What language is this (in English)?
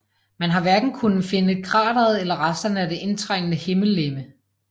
Danish